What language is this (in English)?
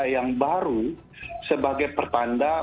Indonesian